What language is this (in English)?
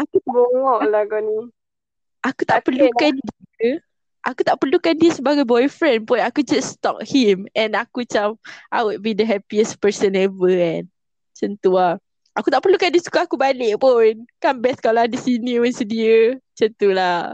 Malay